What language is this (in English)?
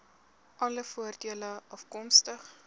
Afrikaans